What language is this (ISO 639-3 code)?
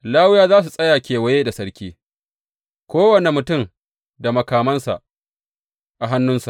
hau